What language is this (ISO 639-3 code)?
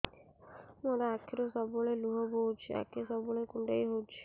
ori